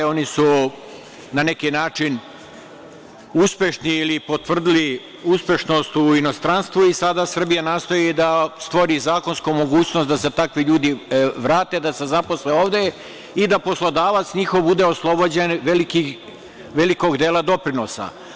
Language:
Serbian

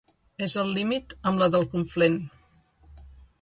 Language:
Catalan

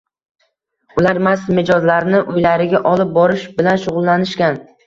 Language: Uzbek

